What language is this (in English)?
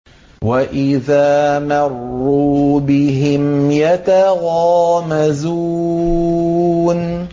Arabic